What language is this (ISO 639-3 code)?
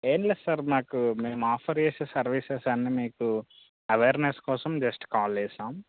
tel